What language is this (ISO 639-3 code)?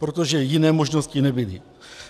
ces